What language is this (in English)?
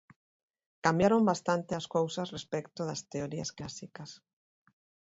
Galician